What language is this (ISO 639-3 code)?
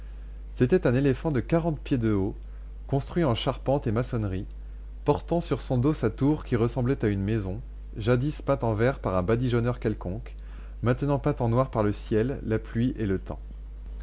fra